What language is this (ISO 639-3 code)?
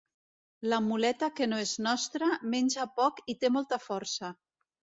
cat